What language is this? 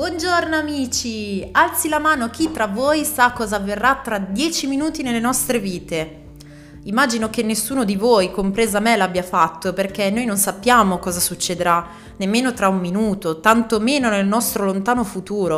Italian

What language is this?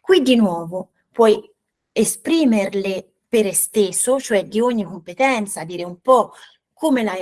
Italian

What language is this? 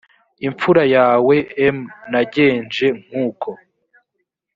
Kinyarwanda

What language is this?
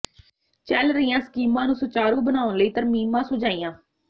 Punjabi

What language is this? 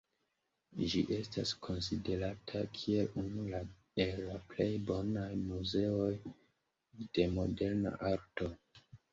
Esperanto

